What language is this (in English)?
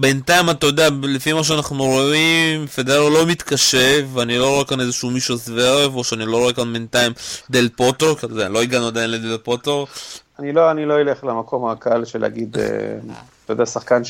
Hebrew